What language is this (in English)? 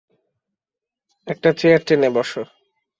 Bangla